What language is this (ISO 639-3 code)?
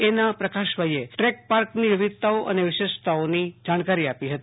guj